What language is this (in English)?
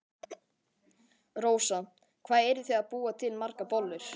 Icelandic